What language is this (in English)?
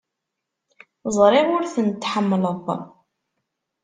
Kabyle